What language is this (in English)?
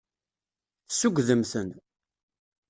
Kabyle